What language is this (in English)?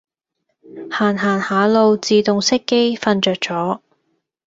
Cantonese